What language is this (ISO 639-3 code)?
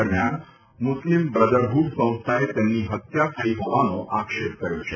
guj